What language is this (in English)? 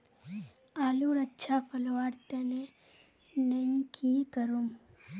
Magahi